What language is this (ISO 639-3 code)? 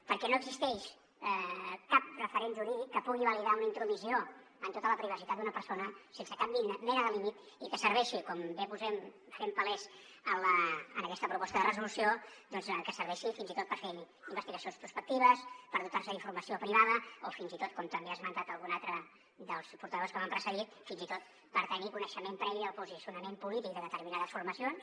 cat